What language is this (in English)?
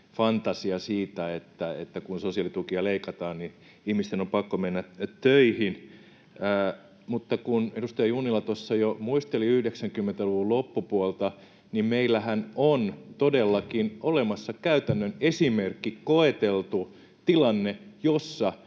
Finnish